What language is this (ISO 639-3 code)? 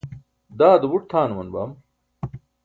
bsk